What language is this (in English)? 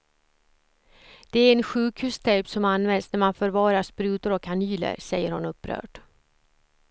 Swedish